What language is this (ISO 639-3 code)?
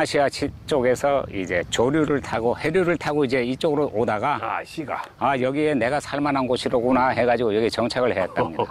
kor